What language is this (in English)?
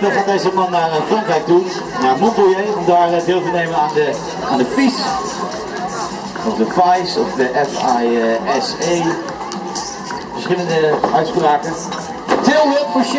Dutch